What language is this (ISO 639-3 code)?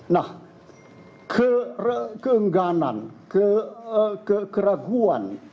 ind